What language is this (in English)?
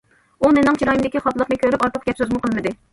Uyghur